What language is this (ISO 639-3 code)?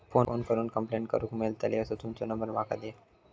mar